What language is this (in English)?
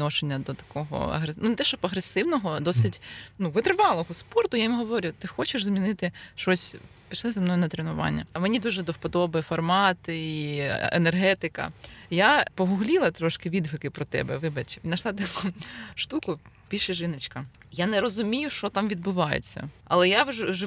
Ukrainian